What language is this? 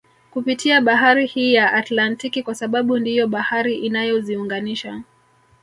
Swahili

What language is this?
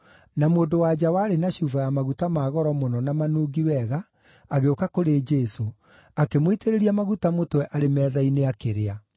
Kikuyu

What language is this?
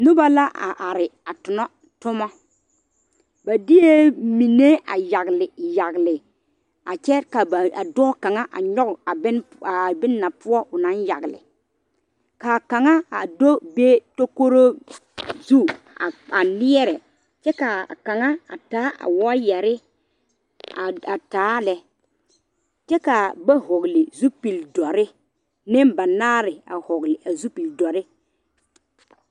Southern Dagaare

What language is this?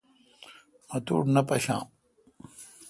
Kalkoti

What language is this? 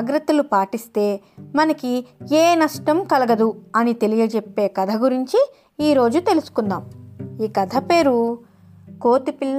Telugu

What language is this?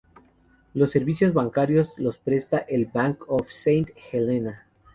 Spanish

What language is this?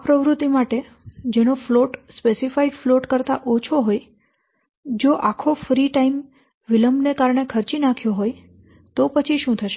Gujarati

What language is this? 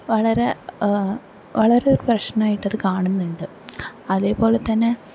Malayalam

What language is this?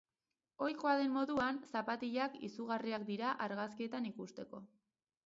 Basque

